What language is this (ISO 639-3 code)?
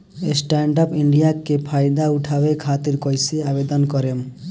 bho